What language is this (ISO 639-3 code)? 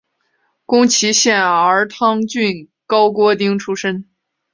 zho